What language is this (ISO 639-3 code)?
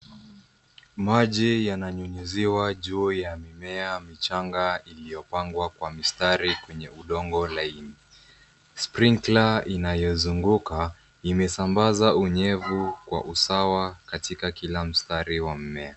swa